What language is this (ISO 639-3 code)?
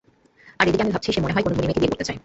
ben